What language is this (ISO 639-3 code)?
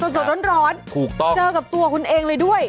tha